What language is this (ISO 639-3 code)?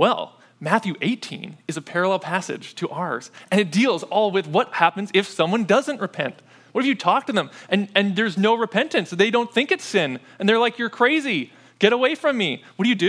eng